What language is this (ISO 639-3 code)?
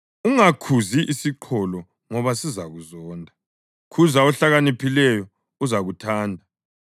nde